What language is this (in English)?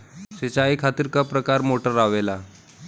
Bhojpuri